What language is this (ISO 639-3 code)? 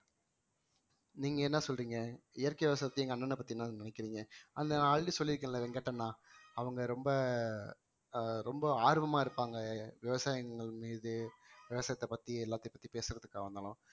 tam